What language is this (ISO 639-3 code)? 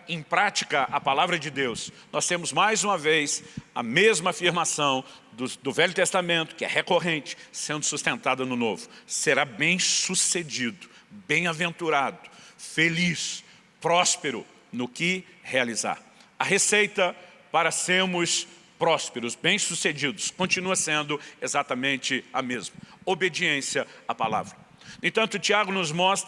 por